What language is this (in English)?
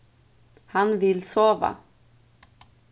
Faroese